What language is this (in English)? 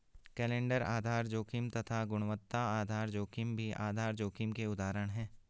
Hindi